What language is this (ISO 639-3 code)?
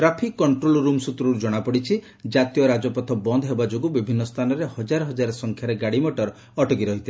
ori